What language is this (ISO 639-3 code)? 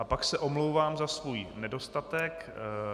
ces